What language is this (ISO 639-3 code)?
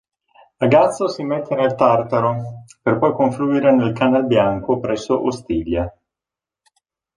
ita